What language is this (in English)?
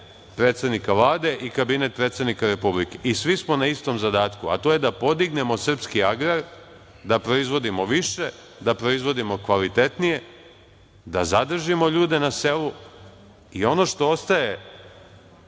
Serbian